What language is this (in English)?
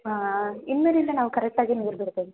Kannada